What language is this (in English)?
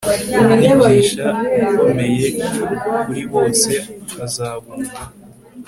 Kinyarwanda